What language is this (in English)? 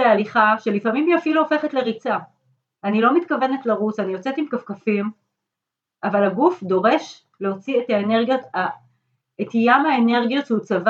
Hebrew